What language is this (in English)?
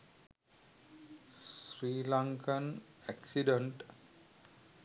Sinhala